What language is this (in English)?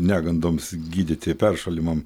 Lithuanian